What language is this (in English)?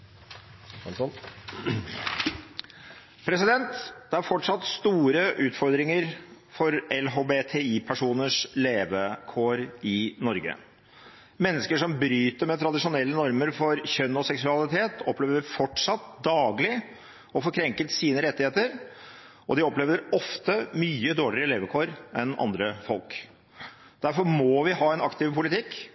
Norwegian